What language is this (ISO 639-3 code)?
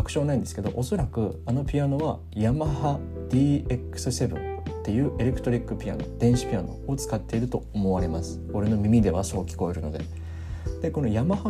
jpn